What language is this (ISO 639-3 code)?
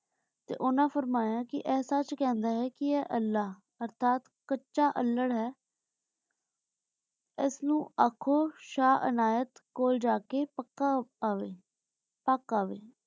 pan